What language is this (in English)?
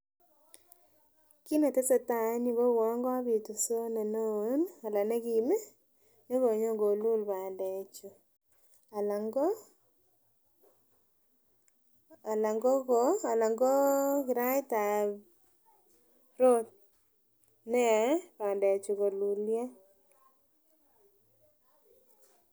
Kalenjin